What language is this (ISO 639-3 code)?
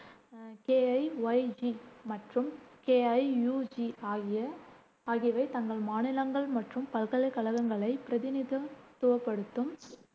tam